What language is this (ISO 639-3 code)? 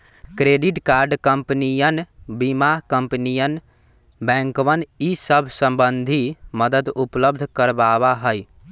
mag